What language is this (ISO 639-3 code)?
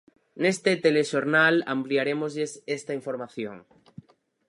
glg